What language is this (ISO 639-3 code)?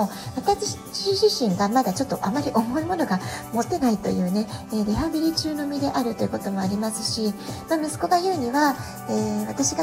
jpn